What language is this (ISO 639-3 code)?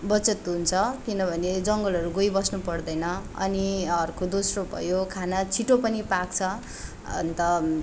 nep